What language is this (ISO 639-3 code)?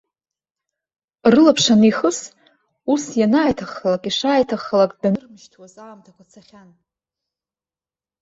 abk